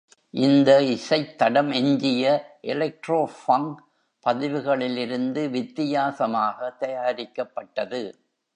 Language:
Tamil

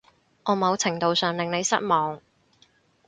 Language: Cantonese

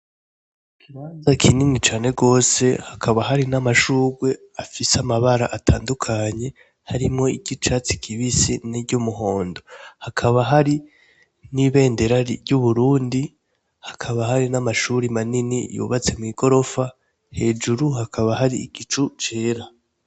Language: Rundi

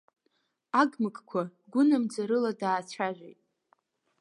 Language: Abkhazian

